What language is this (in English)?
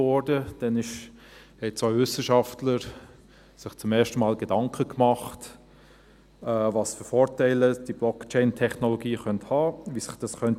Swiss German